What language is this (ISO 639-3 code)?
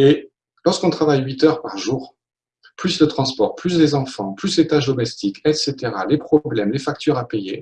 fra